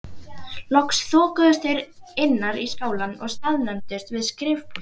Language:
Icelandic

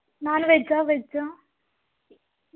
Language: Kannada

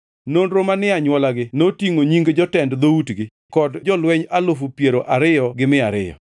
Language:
Luo (Kenya and Tanzania)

